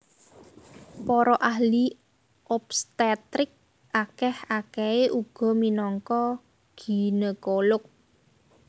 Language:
Javanese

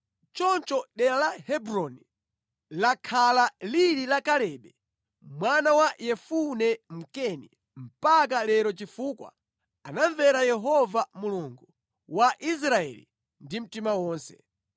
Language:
Nyanja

